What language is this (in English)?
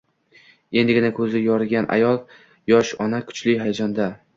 Uzbek